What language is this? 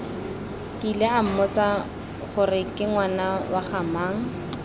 Tswana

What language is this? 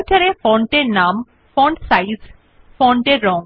Bangla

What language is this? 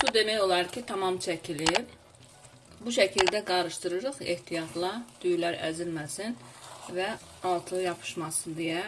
Turkish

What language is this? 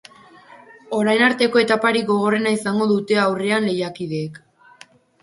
Basque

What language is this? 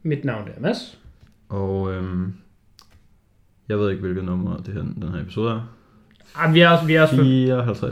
Danish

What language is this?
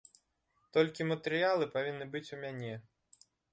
Belarusian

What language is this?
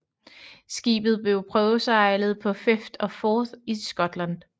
Danish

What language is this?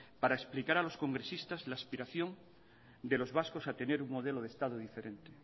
Spanish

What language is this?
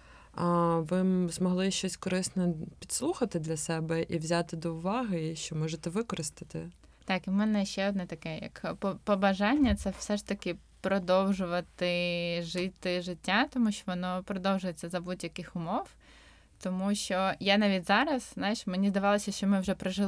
Ukrainian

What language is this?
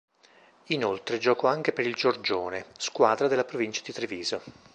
Italian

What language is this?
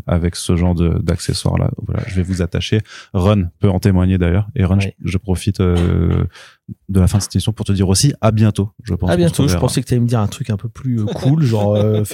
French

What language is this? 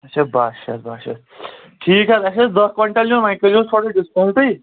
Kashmiri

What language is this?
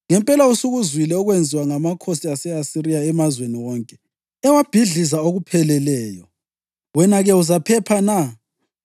North Ndebele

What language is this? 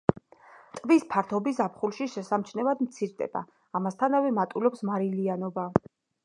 Georgian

